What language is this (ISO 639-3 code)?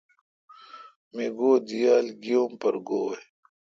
xka